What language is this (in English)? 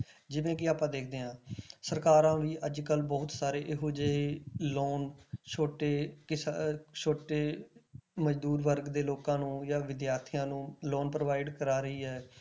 Punjabi